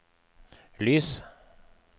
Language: Norwegian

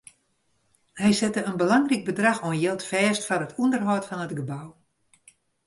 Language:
Western Frisian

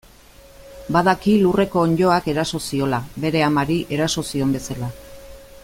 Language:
Basque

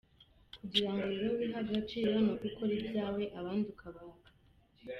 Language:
Kinyarwanda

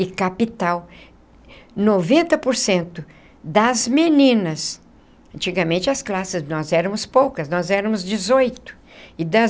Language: Portuguese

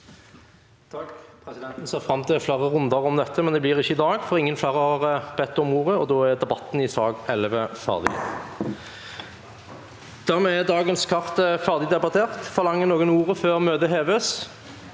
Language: Norwegian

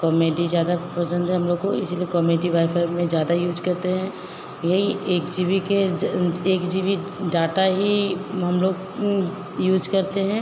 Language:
Hindi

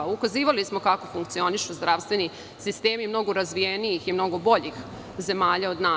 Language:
Serbian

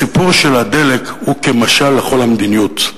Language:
Hebrew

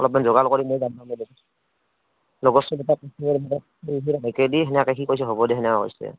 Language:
Assamese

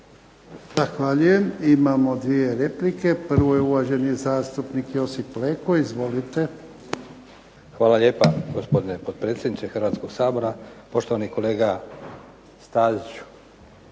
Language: Croatian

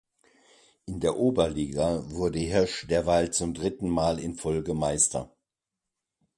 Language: German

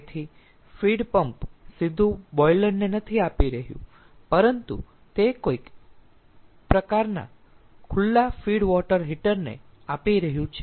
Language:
Gujarati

